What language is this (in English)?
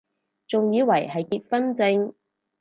Cantonese